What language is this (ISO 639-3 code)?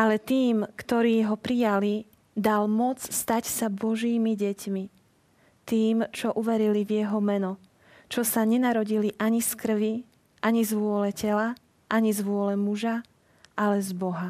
slk